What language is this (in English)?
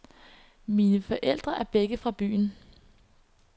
Danish